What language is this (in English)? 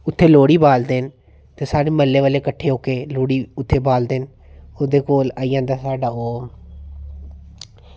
Dogri